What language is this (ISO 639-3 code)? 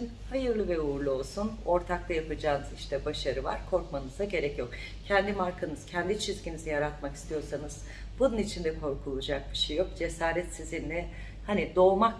tur